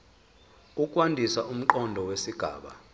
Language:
Zulu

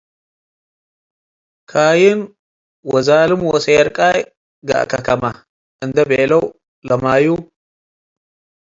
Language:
Tigre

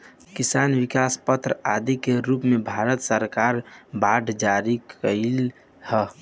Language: Bhojpuri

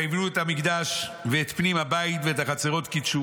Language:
Hebrew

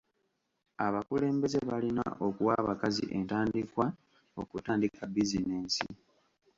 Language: Ganda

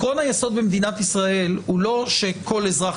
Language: Hebrew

